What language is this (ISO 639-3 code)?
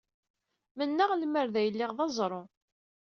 kab